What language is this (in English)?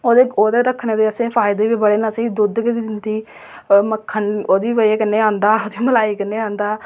Dogri